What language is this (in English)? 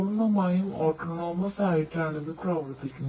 Malayalam